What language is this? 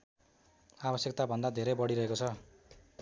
Nepali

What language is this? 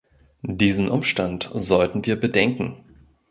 German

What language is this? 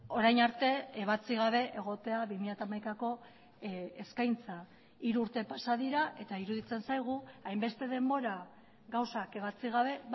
Basque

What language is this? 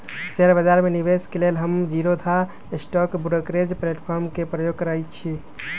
Magahi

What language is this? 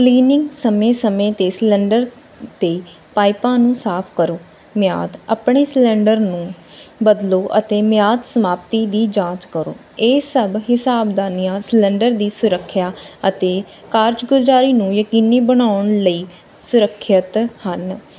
Punjabi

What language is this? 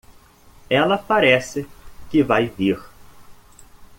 Portuguese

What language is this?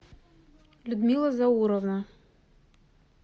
Russian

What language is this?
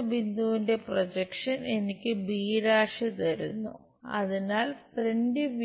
Malayalam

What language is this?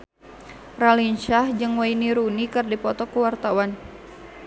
Sundanese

